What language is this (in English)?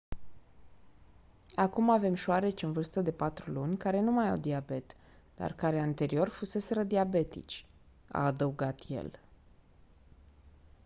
Romanian